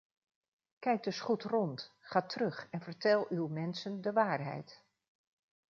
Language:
Dutch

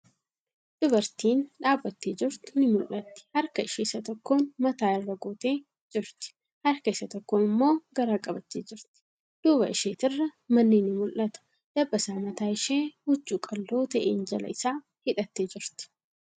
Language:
Oromo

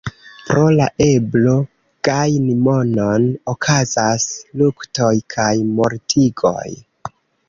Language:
Esperanto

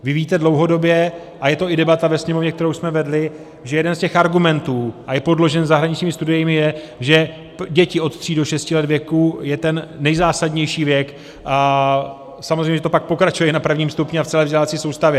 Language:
Czech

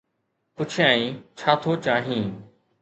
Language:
Sindhi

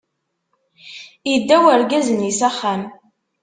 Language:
Kabyle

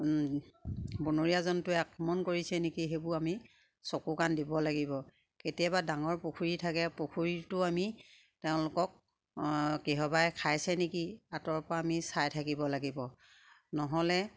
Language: Assamese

